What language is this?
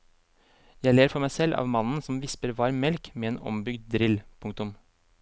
Norwegian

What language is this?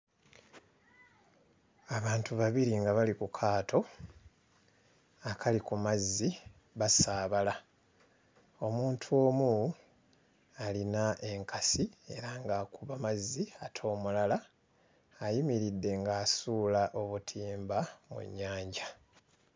Ganda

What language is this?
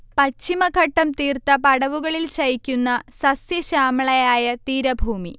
Malayalam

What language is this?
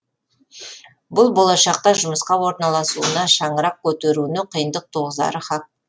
Kazakh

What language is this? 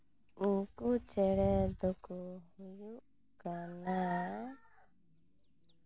Santali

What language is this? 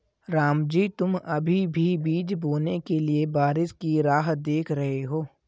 Hindi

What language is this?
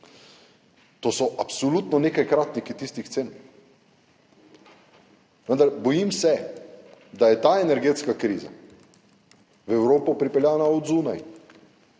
Slovenian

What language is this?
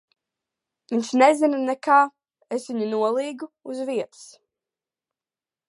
Latvian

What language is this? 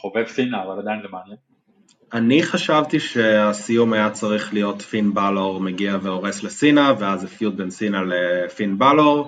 Hebrew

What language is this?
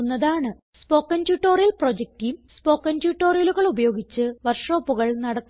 Malayalam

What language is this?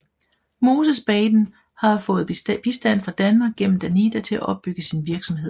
Danish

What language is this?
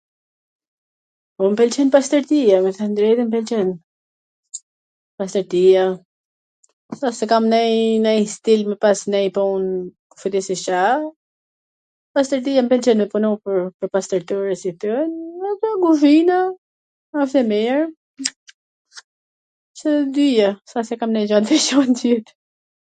Gheg Albanian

